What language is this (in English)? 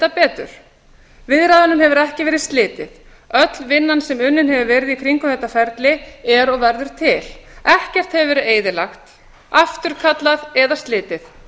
Icelandic